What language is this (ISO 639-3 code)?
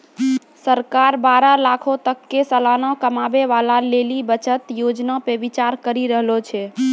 mai